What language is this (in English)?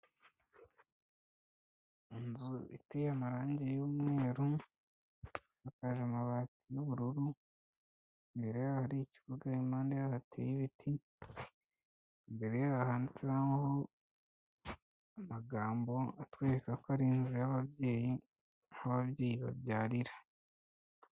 Kinyarwanda